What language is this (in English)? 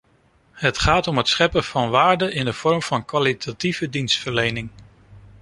Dutch